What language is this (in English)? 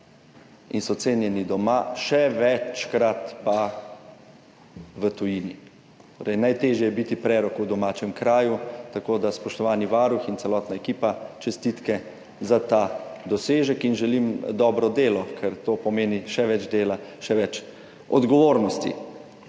Slovenian